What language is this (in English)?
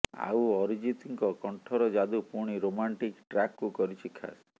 Odia